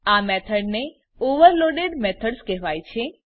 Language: Gujarati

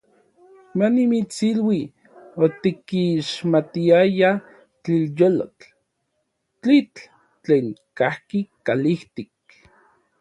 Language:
Orizaba Nahuatl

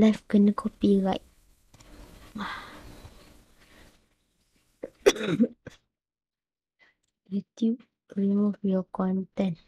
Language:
Malay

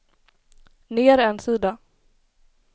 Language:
Swedish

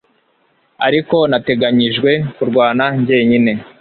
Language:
Kinyarwanda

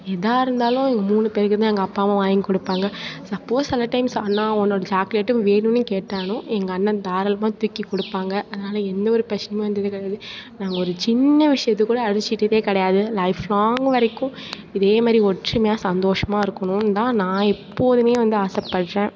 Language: Tamil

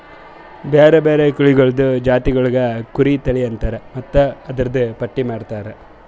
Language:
Kannada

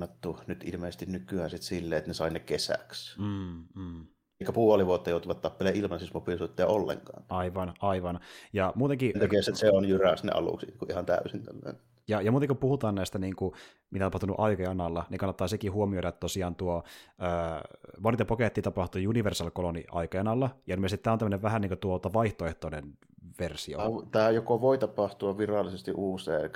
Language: Finnish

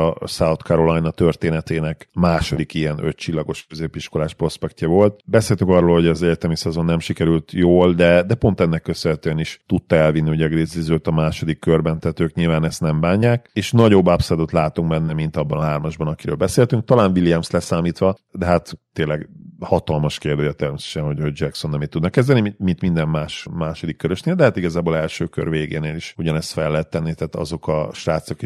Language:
Hungarian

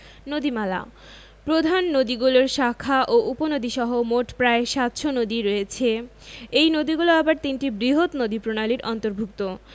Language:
Bangla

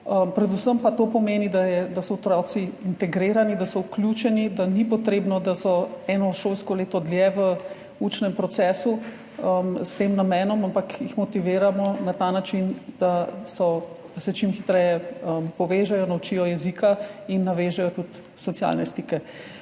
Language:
Slovenian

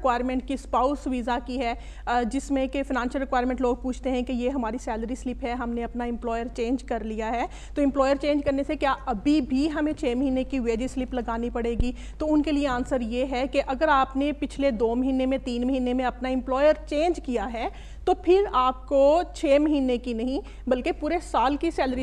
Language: Hindi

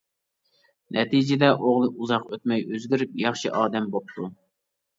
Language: Uyghur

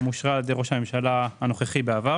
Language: Hebrew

